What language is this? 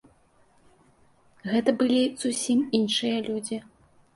Belarusian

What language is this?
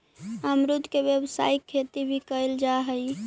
Magahi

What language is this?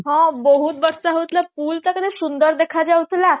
Odia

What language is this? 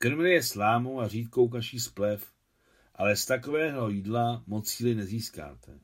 Czech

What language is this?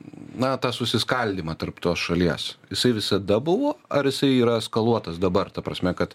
Lithuanian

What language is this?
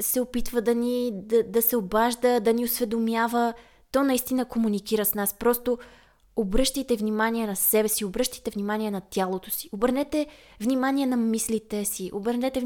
Bulgarian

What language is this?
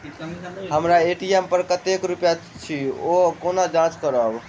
Maithili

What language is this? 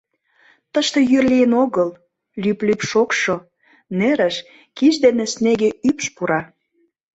Mari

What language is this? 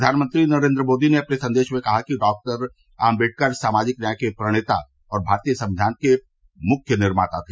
Hindi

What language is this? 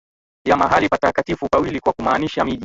Swahili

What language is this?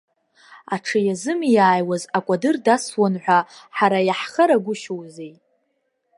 Abkhazian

